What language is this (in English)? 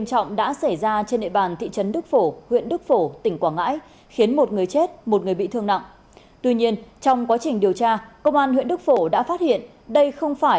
Vietnamese